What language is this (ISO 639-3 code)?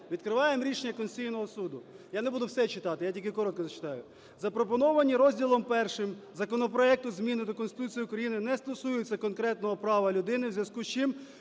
ukr